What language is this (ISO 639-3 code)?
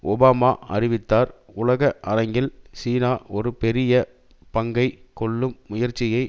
tam